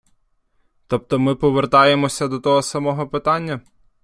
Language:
Ukrainian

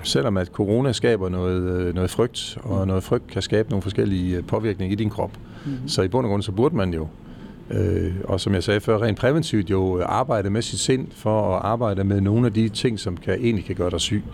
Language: Danish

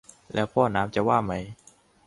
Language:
Thai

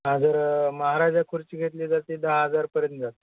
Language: Marathi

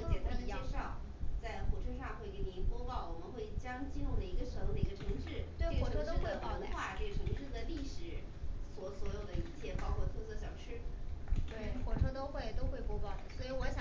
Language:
Chinese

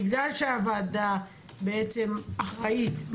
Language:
Hebrew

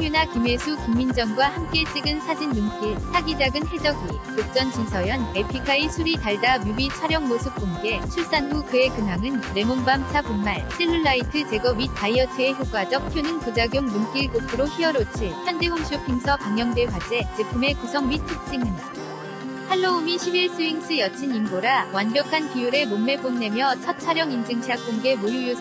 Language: Korean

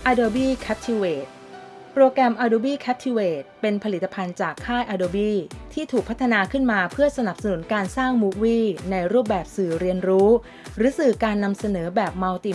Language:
Thai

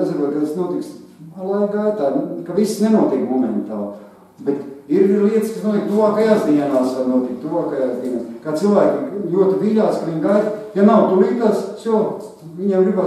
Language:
Latvian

